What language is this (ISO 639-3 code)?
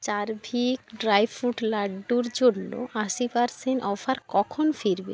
ben